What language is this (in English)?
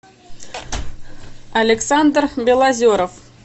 Russian